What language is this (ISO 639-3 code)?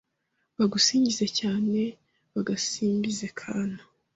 kin